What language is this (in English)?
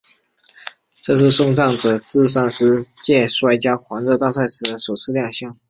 Chinese